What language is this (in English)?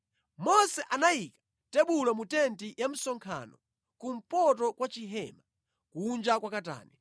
Nyanja